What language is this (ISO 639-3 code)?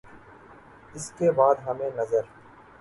urd